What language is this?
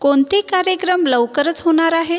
Marathi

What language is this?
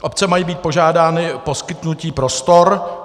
Czech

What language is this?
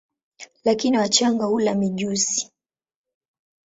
Swahili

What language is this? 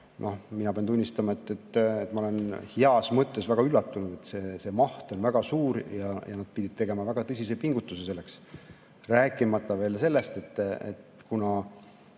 Estonian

